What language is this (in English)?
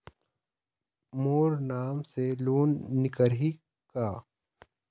Chhattisgarhi